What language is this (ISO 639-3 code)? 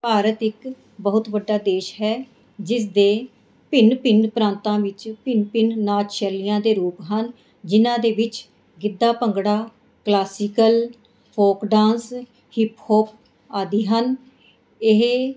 pan